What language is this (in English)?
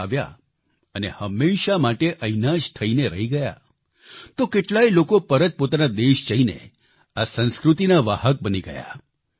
Gujarati